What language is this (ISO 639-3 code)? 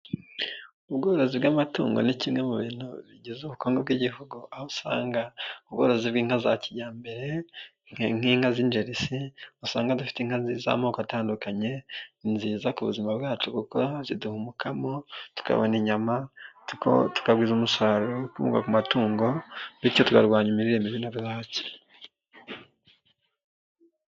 kin